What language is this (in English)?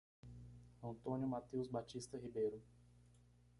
Portuguese